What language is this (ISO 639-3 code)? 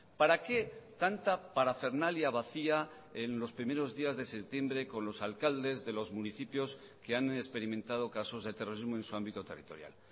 spa